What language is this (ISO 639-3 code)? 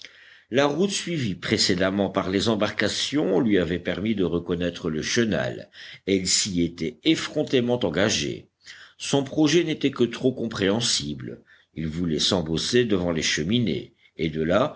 fra